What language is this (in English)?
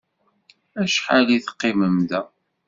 Kabyle